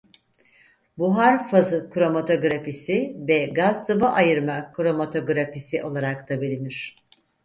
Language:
Turkish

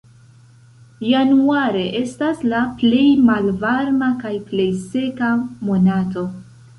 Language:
Esperanto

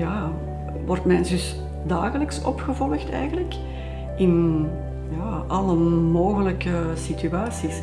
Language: Dutch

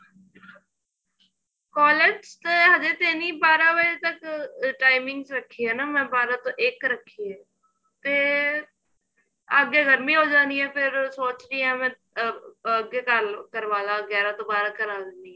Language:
Punjabi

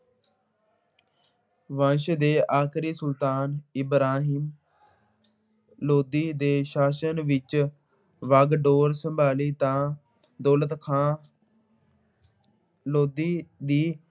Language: Punjabi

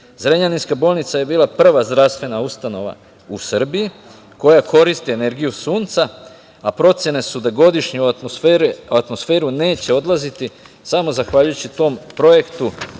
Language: Serbian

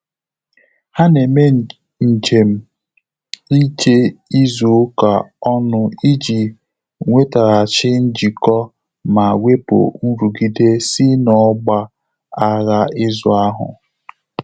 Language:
Igbo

